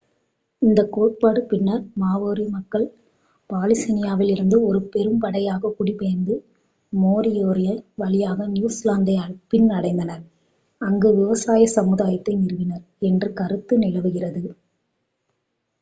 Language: Tamil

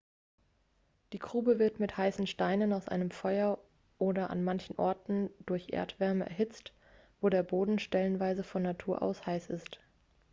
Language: German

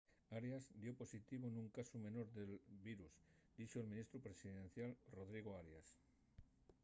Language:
Asturian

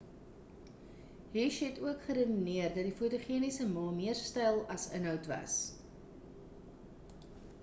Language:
Afrikaans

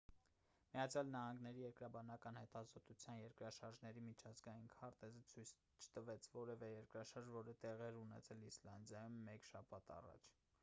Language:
Armenian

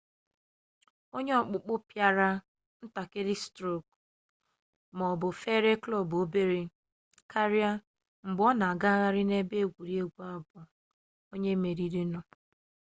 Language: Igbo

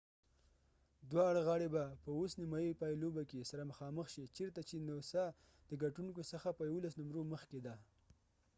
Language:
Pashto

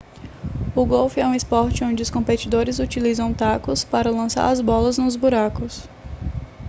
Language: Portuguese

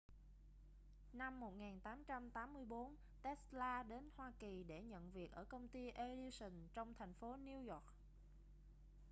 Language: Vietnamese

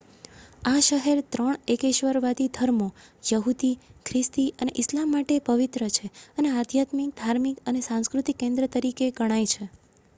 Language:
Gujarati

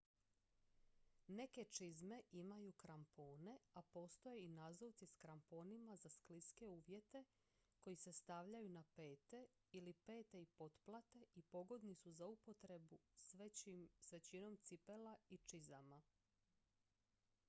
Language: Croatian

